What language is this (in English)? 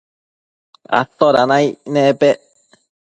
Matsés